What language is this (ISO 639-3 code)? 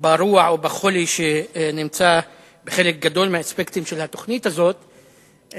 heb